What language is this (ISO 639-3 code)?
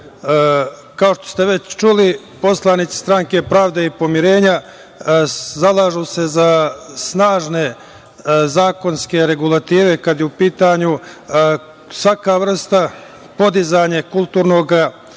srp